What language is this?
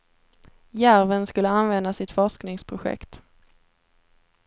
Swedish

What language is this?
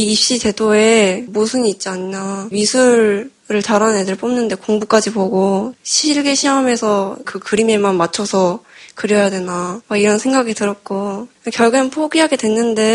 Korean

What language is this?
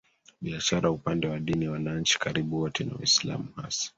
Swahili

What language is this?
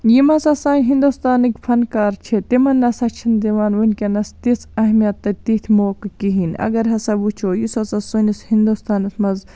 Kashmiri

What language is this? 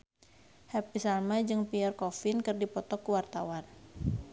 Sundanese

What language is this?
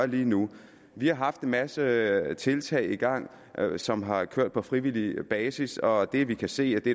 Danish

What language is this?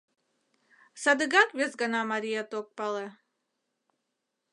Mari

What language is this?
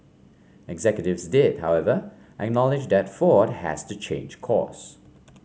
English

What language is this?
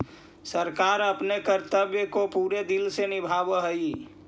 Magahi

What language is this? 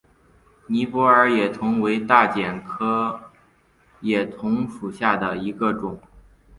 Chinese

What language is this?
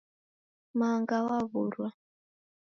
Taita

